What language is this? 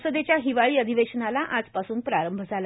Marathi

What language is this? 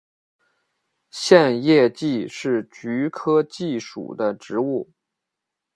Chinese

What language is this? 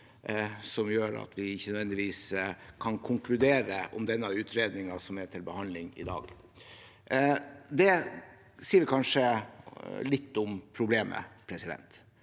Norwegian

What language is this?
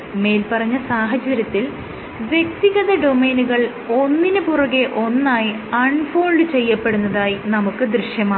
Malayalam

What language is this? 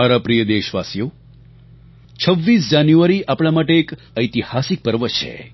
Gujarati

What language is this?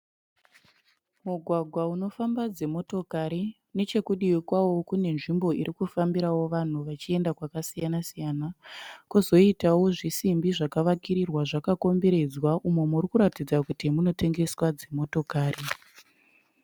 Shona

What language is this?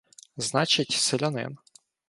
Ukrainian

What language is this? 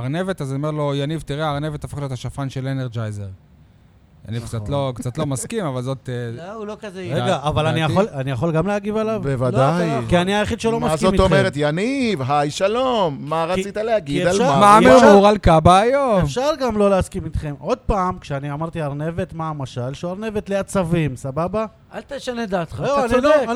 Hebrew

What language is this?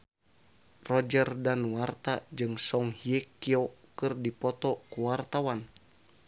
Sundanese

